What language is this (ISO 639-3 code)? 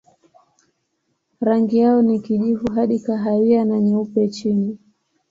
swa